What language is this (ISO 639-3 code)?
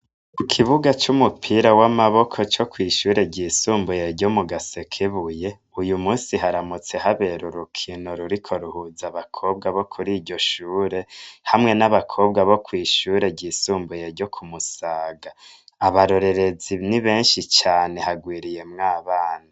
run